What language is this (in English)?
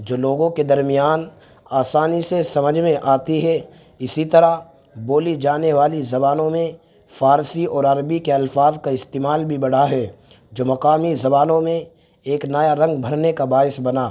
Urdu